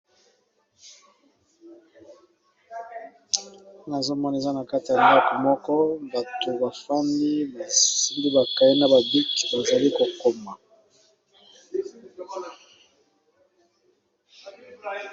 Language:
Lingala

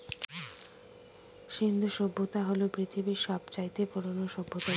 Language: Bangla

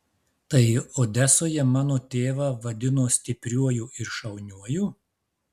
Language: Lithuanian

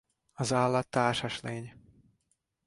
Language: Hungarian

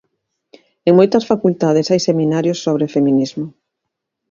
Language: Galician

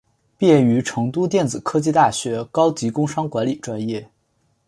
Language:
Chinese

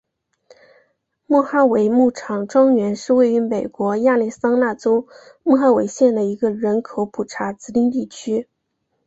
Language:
Chinese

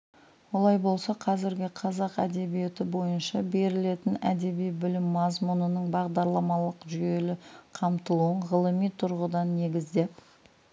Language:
Kazakh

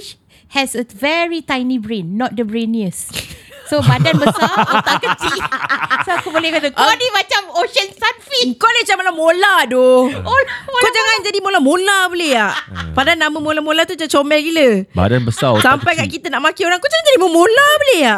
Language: Malay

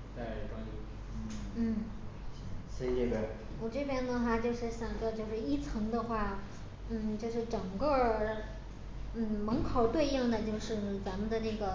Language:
Chinese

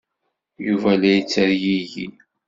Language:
Kabyle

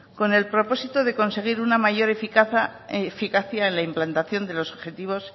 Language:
Spanish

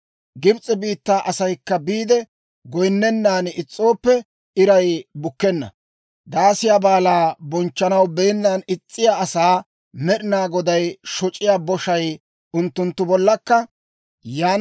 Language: Dawro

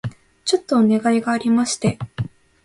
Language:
Japanese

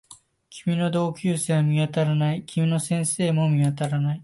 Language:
Japanese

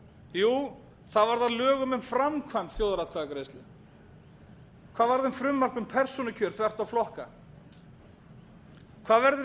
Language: Icelandic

